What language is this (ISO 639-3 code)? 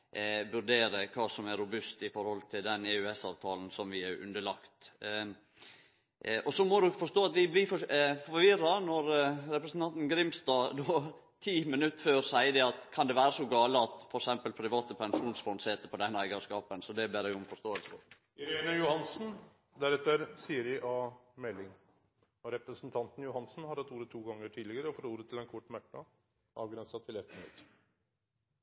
nno